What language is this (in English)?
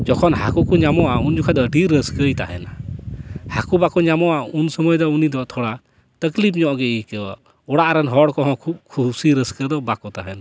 Santali